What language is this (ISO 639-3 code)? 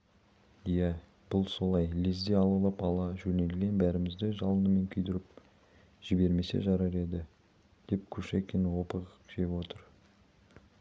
kaz